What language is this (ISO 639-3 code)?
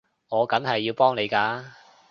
yue